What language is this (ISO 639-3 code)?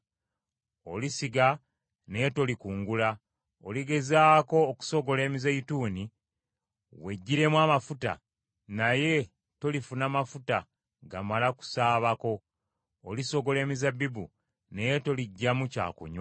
lug